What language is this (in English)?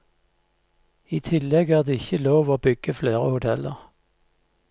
Norwegian